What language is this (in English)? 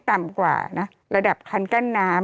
Thai